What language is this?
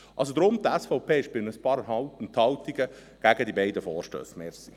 Swiss German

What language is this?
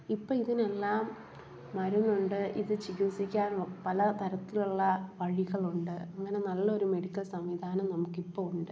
Malayalam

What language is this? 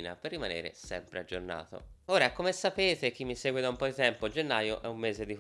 Italian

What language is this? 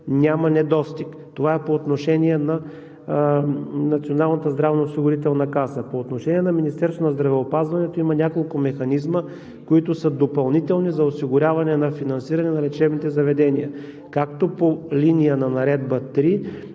Bulgarian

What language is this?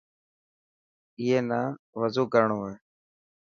Dhatki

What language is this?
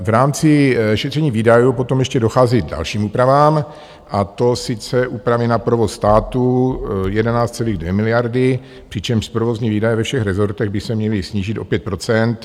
Czech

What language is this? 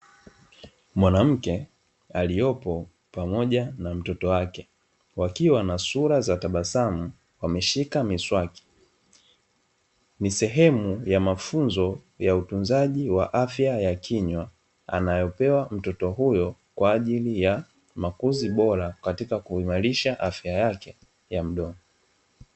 Swahili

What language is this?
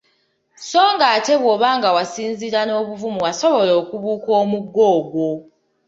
Ganda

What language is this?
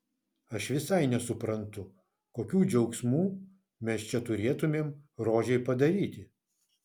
Lithuanian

